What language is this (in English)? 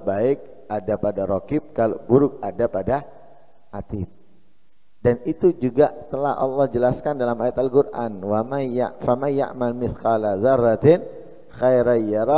Indonesian